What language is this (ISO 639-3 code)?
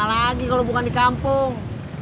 ind